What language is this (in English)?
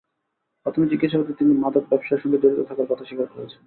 Bangla